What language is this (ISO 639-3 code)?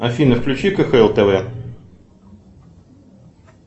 rus